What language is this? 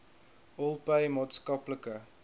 Afrikaans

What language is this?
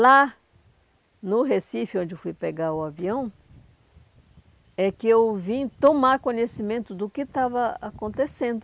Portuguese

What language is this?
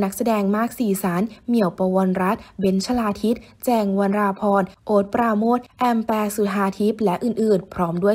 Thai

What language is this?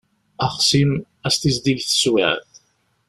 Kabyle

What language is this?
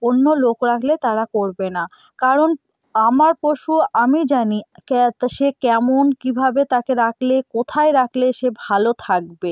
Bangla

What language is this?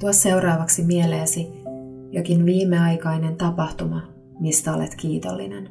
Finnish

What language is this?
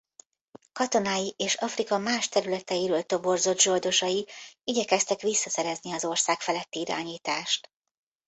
Hungarian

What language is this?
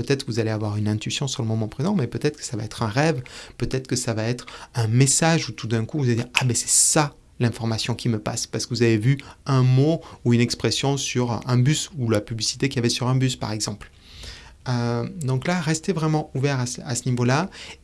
French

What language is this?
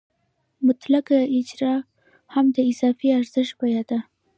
Pashto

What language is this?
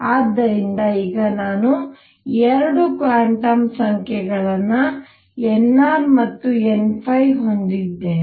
Kannada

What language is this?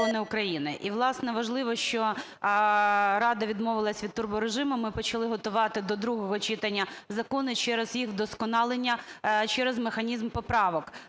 Ukrainian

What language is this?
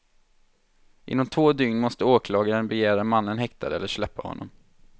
Swedish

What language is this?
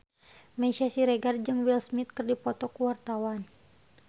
Sundanese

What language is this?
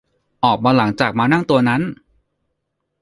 Thai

